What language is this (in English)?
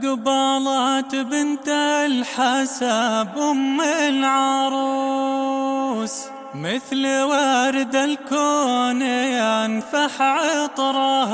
Arabic